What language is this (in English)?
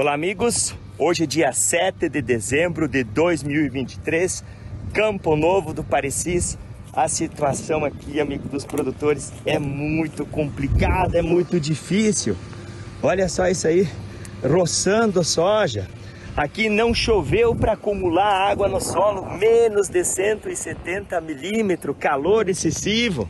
Portuguese